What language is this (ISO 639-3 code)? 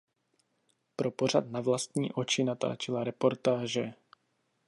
ces